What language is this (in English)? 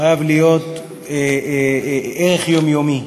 Hebrew